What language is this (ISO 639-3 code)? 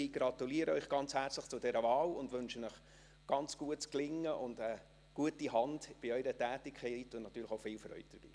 gsw